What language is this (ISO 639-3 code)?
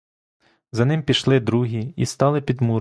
ukr